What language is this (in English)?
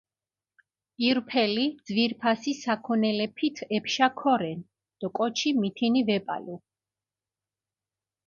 Mingrelian